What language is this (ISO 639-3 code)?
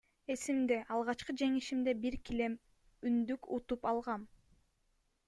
kir